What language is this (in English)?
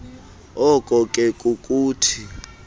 Xhosa